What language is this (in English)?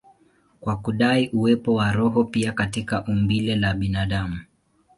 Swahili